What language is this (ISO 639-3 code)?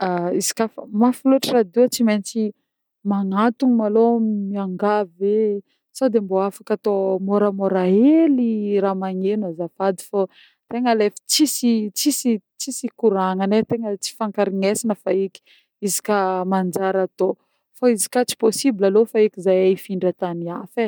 bmm